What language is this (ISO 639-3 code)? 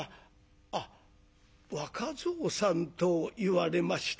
jpn